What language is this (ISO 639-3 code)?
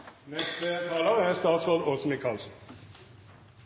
nno